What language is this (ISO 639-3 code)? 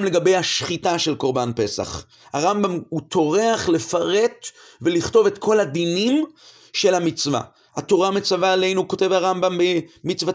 heb